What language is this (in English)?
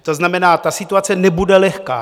Czech